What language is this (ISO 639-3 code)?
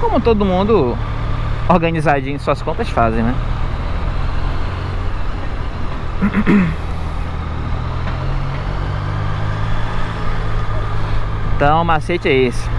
por